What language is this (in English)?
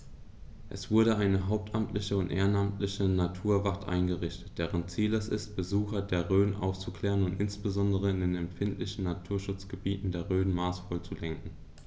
German